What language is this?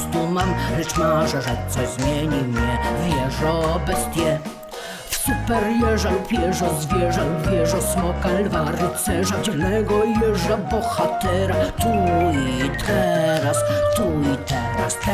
Polish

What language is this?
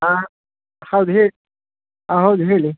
Kannada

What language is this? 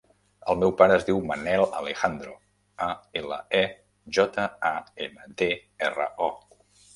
Catalan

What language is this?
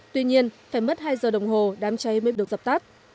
Vietnamese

